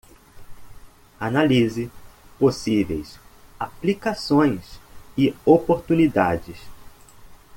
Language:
Portuguese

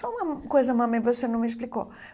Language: Portuguese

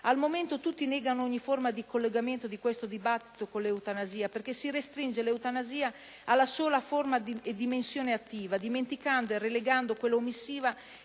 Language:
Italian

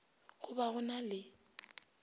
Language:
Northern Sotho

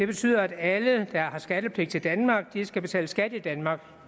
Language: Danish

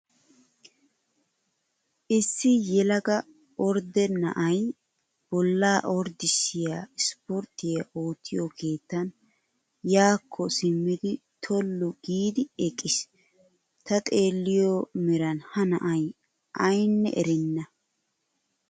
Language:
Wolaytta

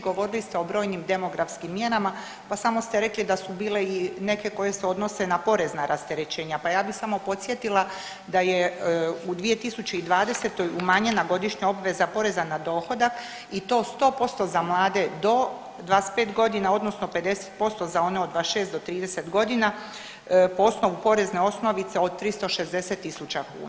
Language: Croatian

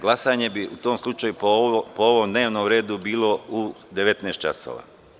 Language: Serbian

